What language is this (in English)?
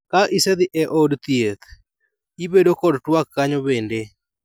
Luo (Kenya and Tanzania)